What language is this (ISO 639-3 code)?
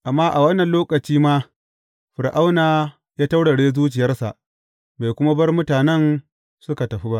hau